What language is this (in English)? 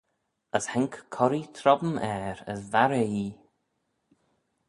Manx